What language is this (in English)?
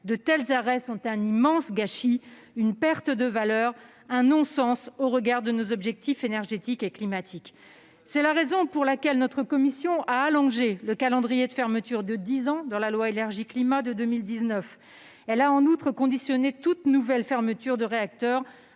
French